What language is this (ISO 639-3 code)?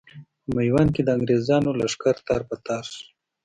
pus